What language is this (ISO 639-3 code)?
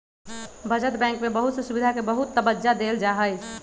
mag